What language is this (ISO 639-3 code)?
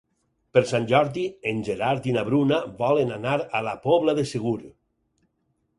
cat